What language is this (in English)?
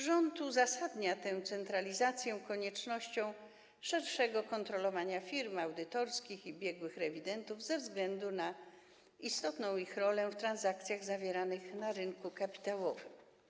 Polish